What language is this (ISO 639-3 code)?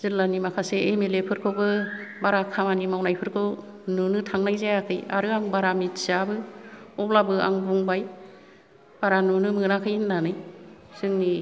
brx